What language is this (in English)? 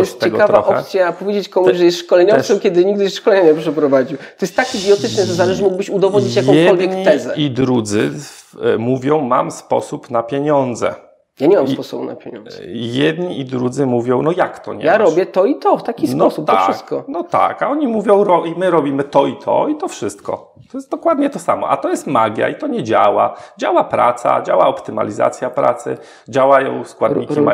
Polish